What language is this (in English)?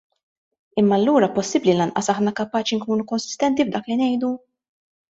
Maltese